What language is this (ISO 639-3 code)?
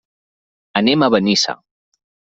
cat